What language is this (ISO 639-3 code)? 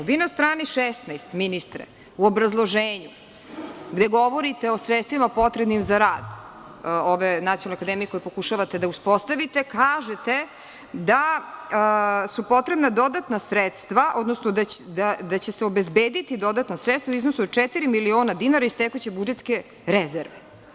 srp